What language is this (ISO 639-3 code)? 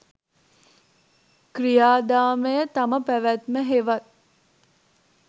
sin